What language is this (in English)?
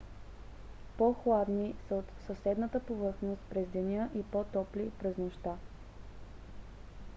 Bulgarian